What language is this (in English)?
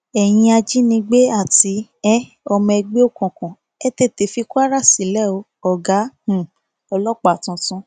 Yoruba